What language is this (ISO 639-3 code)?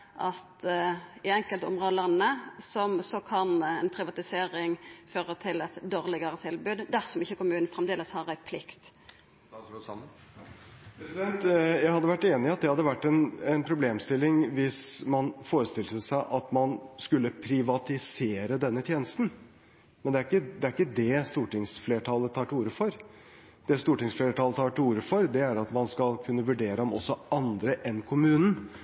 nor